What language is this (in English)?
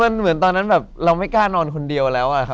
Thai